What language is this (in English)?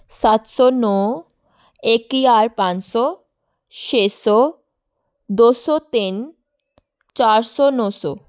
Punjabi